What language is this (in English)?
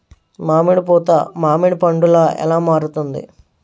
Telugu